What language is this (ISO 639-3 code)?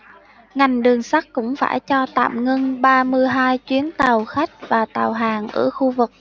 vie